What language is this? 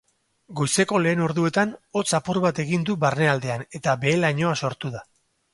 Basque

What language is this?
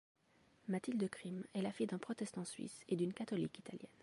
French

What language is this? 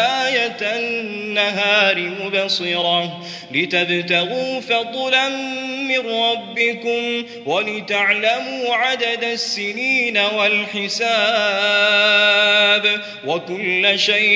Arabic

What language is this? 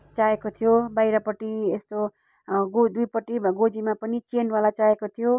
Nepali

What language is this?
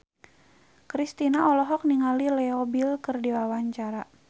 Sundanese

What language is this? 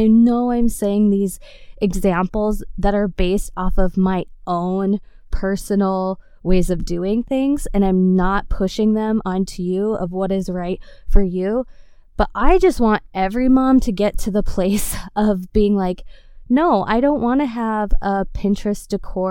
English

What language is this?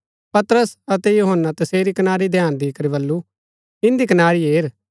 Gaddi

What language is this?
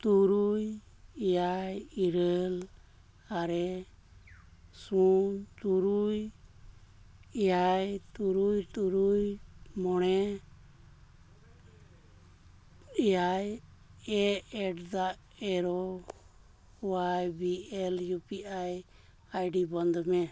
Santali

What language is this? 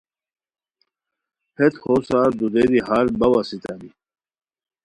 Khowar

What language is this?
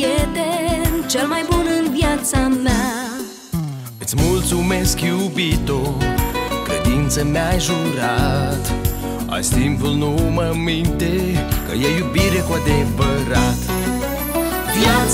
Romanian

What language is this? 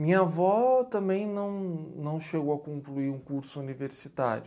Portuguese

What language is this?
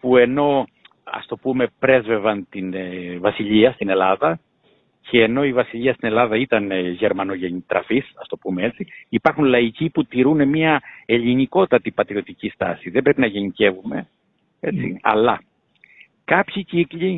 Greek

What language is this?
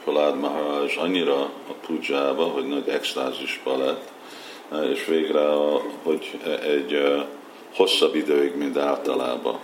Hungarian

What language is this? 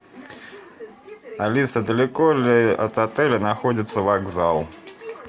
Russian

